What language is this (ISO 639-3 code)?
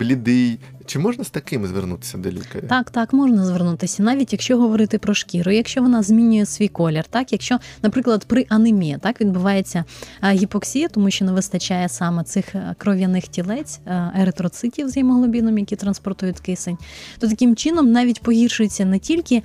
ukr